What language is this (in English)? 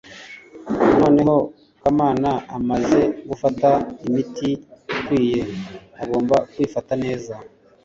Kinyarwanda